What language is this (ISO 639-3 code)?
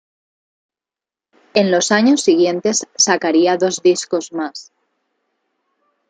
spa